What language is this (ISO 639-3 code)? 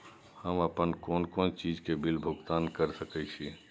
mai